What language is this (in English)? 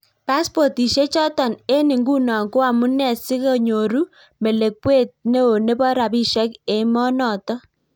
Kalenjin